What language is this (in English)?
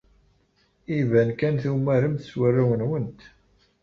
Kabyle